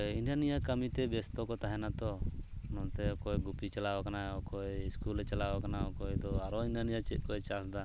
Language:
Santali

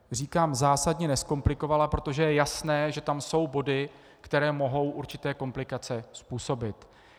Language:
Czech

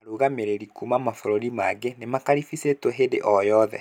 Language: Kikuyu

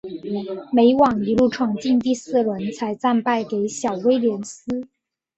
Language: Chinese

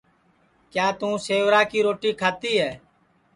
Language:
Sansi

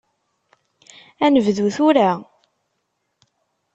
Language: Kabyle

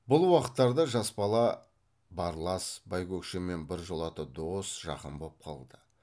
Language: Kazakh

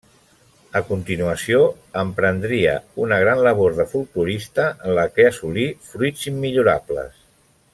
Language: Catalan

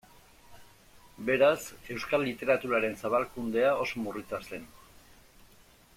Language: Basque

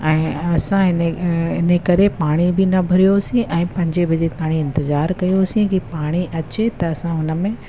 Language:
Sindhi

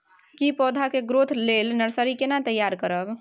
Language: Maithili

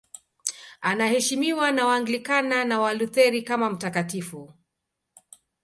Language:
Swahili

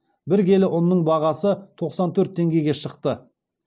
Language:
Kazakh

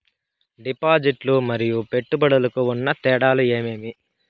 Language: Telugu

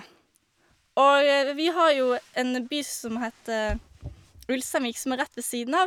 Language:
Norwegian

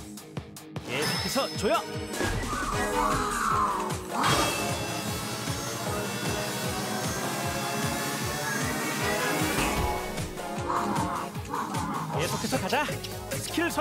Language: Korean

